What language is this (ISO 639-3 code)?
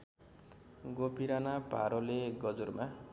nep